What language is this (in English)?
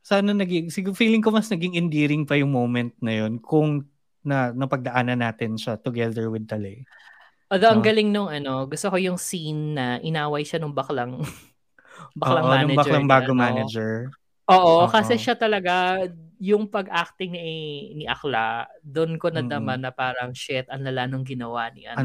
Filipino